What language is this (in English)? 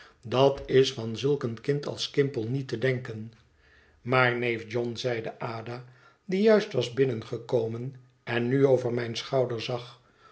Dutch